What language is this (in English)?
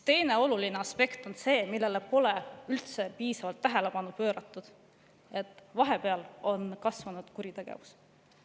Estonian